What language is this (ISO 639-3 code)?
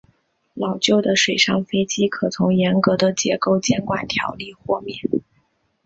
zho